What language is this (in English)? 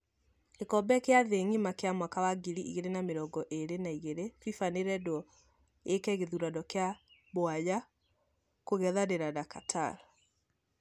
Kikuyu